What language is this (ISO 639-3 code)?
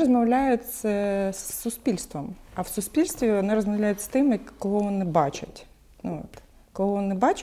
ukr